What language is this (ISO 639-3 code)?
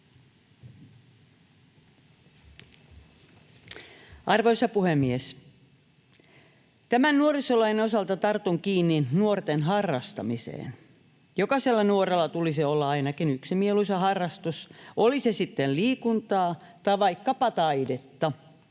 fin